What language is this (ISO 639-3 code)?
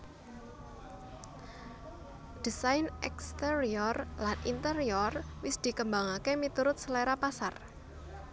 jav